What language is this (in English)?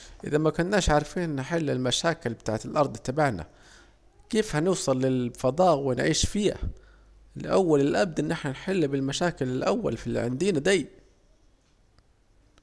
Saidi Arabic